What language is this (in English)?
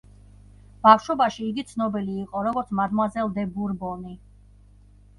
Georgian